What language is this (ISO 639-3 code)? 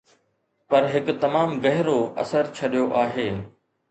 snd